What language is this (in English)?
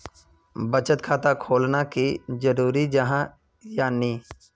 Magahi